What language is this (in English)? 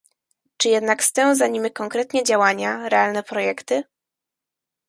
Polish